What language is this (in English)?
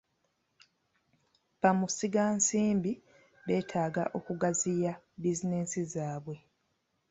Ganda